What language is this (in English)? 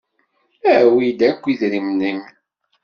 Kabyle